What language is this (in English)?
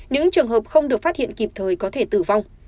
Vietnamese